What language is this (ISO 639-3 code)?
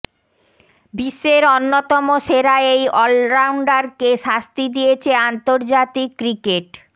ben